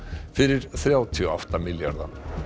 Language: Icelandic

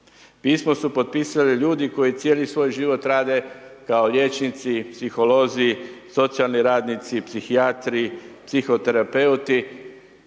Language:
Croatian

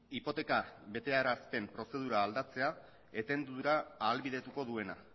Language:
Basque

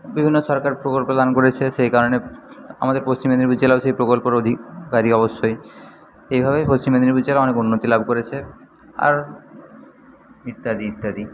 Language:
Bangla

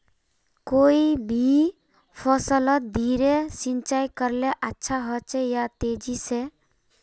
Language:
Magahi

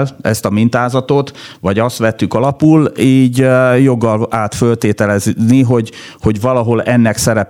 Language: Hungarian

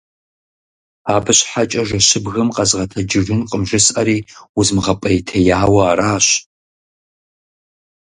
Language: Kabardian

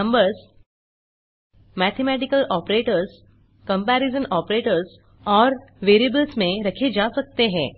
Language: Hindi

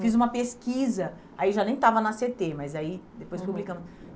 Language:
Portuguese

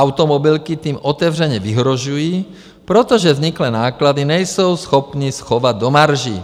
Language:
Czech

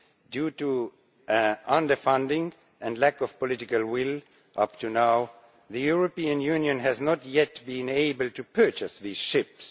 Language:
English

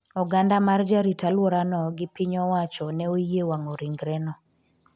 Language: Luo (Kenya and Tanzania)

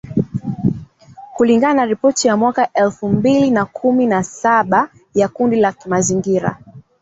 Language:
Swahili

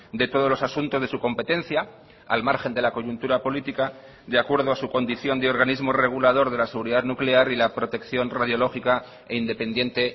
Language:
Spanish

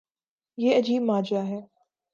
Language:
Urdu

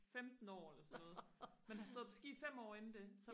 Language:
Danish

